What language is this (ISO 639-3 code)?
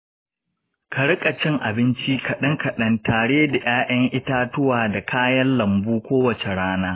hau